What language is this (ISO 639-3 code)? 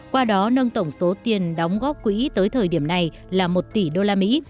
vie